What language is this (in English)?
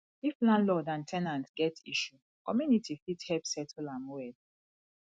Nigerian Pidgin